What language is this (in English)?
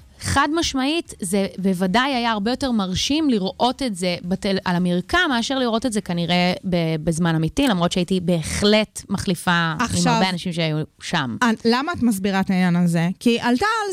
Hebrew